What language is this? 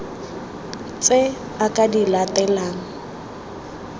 Tswana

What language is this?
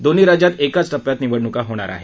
Marathi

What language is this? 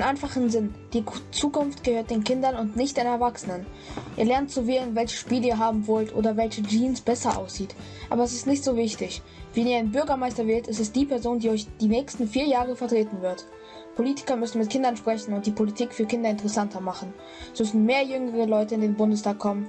German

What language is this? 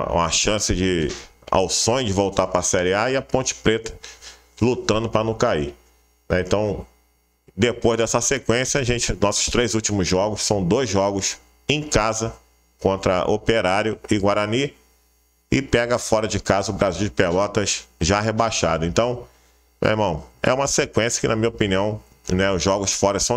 Portuguese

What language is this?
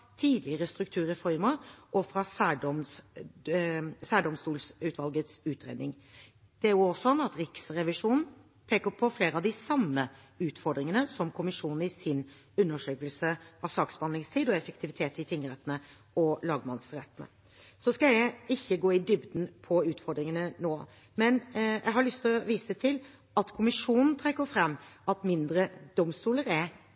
Norwegian Bokmål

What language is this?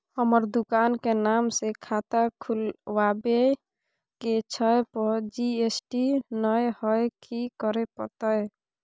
Maithili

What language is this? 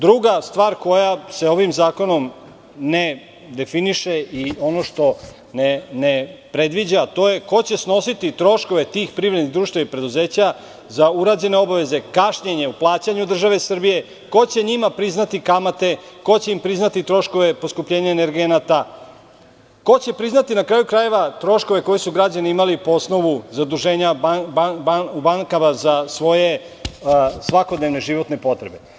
Serbian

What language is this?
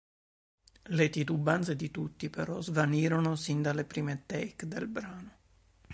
Italian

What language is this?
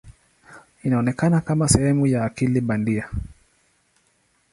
Swahili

